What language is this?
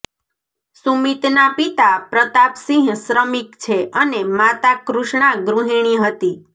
Gujarati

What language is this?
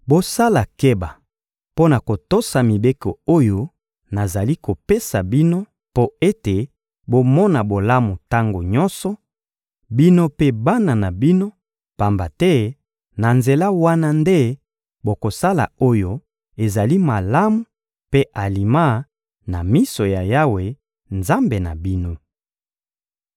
Lingala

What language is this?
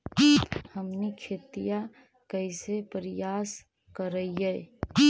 Magahi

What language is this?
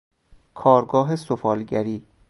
Persian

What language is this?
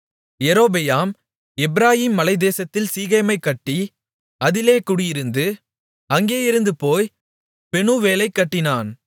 Tamil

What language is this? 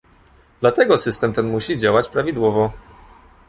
Polish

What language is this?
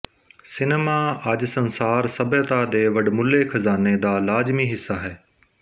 Punjabi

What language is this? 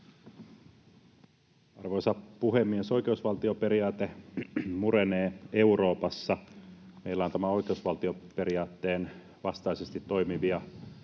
Finnish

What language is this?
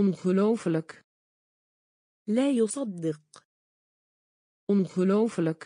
Dutch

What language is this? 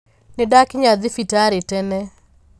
Kikuyu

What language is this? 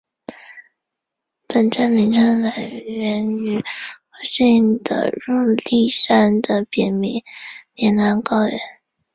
Chinese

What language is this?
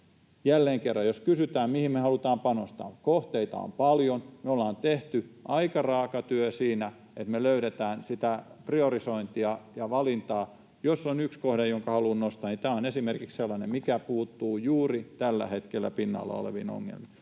Finnish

